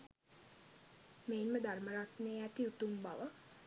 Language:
Sinhala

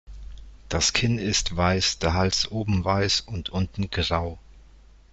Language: German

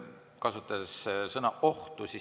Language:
Estonian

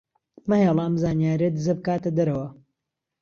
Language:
Central Kurdish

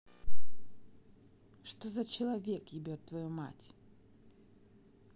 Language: Russian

